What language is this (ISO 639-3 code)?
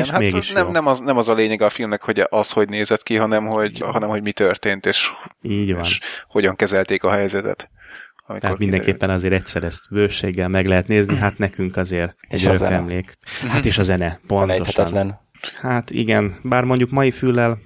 hun